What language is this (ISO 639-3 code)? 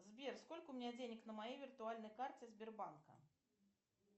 rus